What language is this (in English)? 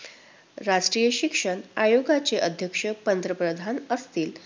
Marathi